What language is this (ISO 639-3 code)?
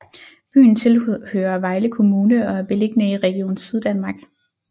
dan